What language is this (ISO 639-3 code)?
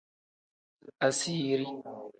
kdh